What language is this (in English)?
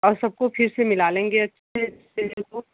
Hindi